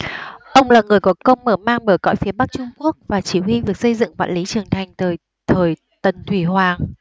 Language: Vietnamese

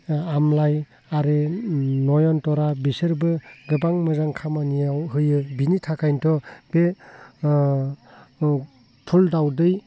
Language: Bodo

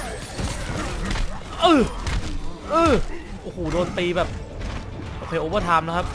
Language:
Thai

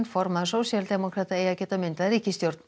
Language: Icelandic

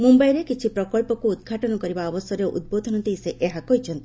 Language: Odia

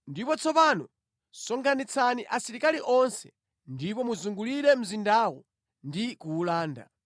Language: Nyanja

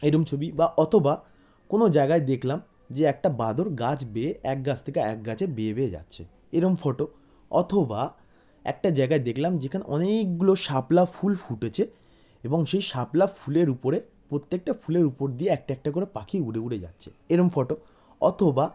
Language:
Bangla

